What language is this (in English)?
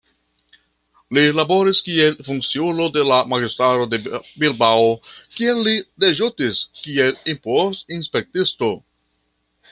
Esperanto